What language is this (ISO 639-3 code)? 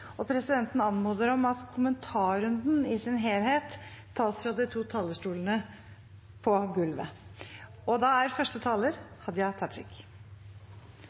nor